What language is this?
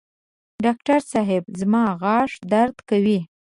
Pashto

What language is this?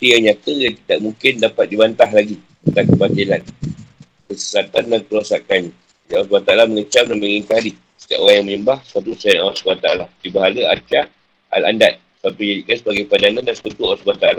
Malay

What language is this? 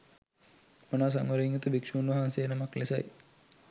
Sinhala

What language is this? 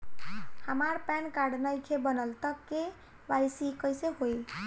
Bhojpuri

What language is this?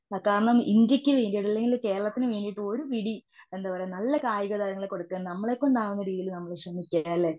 Malayalam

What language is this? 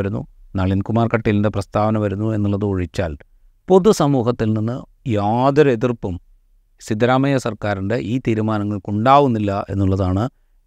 Malayalam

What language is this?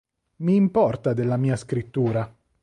Italian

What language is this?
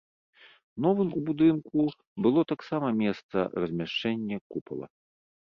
Belarusian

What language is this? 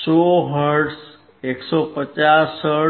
Gujarati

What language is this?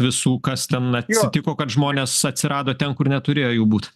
Lithuanian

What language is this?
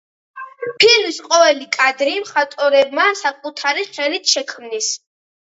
Georgian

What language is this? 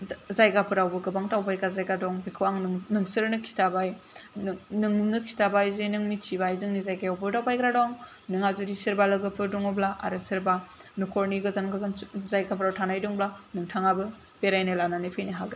Bodo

